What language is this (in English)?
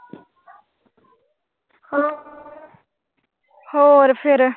Punjabi